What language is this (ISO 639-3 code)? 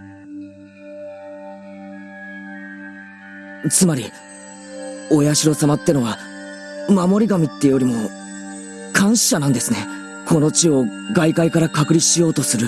jpn